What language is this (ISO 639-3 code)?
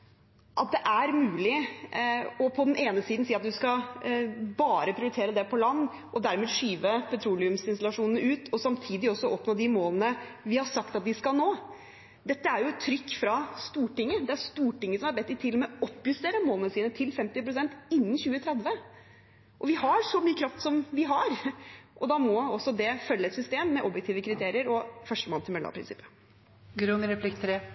nob